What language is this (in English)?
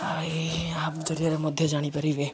Odia